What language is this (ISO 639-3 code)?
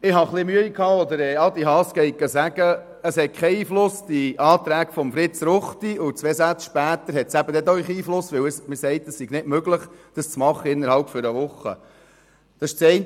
gsw